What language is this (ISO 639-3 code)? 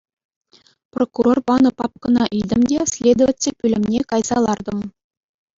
chv